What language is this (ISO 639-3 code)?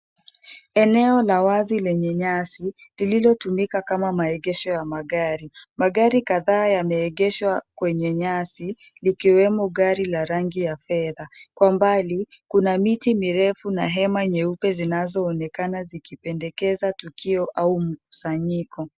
swa